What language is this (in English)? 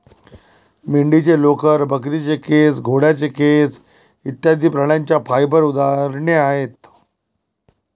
Marathi